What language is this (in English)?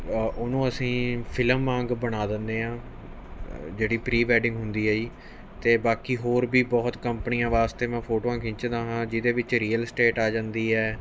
Punjabi